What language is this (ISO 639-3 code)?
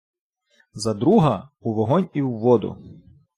ukr